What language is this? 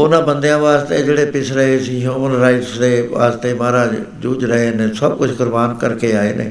Punjabi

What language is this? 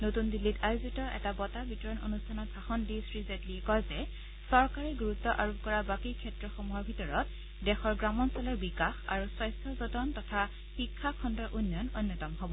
Assamese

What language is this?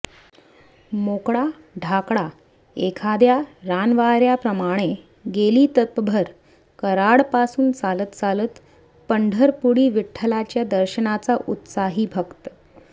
Marathi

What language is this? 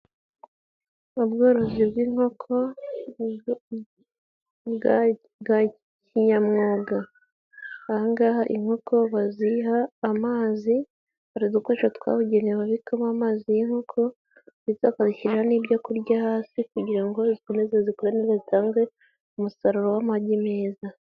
Kinyarwanda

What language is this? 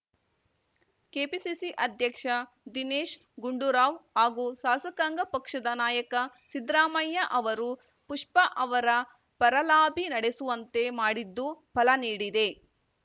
Kannada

